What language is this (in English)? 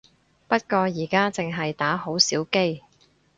Cantonese